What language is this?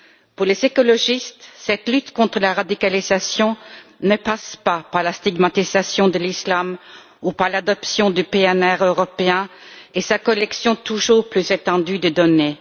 French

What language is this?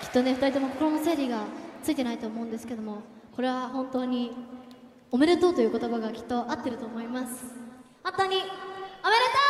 Japanese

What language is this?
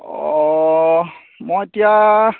Assamese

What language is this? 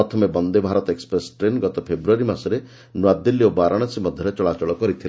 Odia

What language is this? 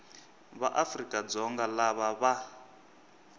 Tsonga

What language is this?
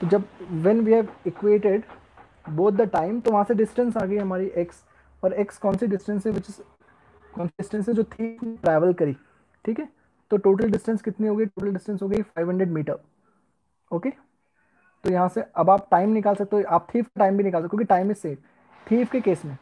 Hindi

